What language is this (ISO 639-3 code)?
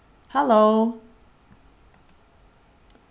fao